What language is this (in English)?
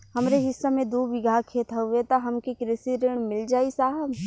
Bhojpuri